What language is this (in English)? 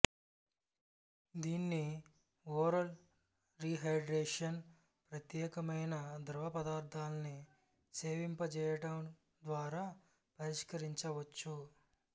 Telugu